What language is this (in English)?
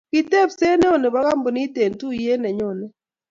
Kalenjin